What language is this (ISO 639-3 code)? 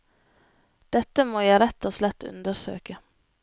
nor